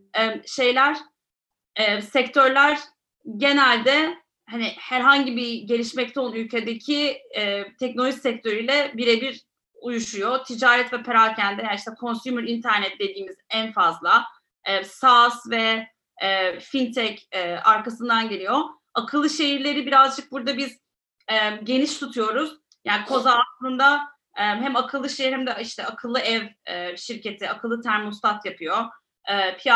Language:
Turkish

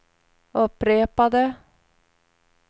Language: Swedish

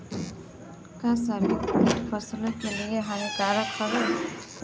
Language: Bhojpuri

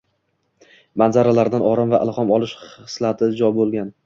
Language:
Uzbek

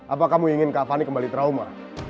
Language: Indonesian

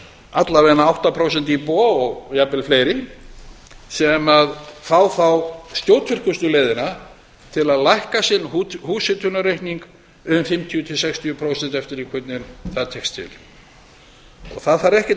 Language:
Icelandic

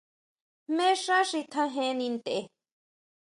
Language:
Huautla Mazatec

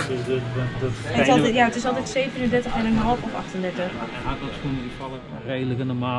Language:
Dutch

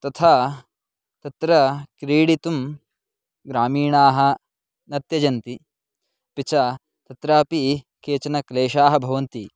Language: Sanskrit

